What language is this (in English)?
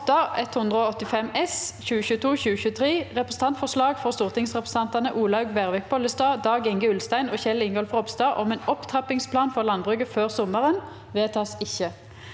Norwegian